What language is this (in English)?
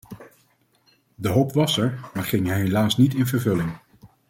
Dutch